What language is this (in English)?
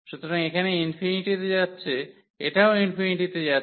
Bangla